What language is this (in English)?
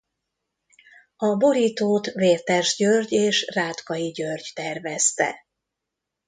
Hungarian